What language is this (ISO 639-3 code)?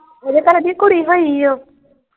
pan